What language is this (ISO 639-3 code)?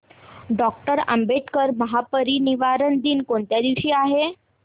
mar